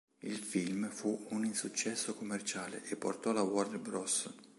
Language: Italian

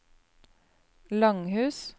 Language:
Norwegian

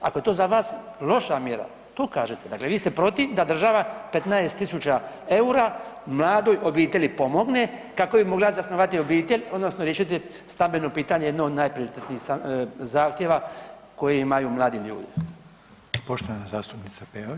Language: Croatian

